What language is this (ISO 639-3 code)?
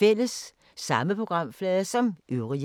dan